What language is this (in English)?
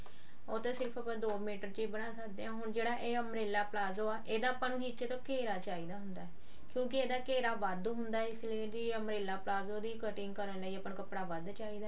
Punjabi